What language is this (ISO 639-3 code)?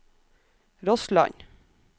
nor